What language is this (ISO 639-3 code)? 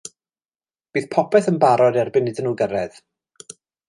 cym